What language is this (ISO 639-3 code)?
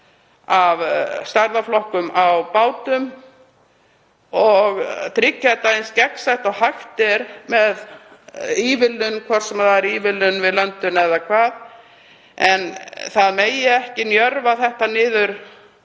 isl